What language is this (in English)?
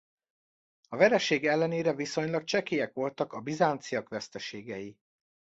Hungarian